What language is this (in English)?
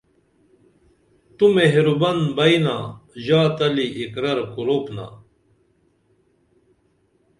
Dameli